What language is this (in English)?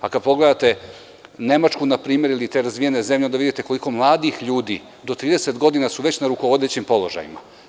Serbian